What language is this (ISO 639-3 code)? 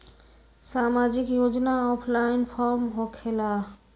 mag